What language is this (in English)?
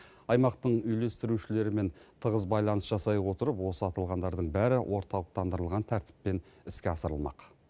Kazakh